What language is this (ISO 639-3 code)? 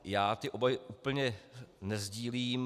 ces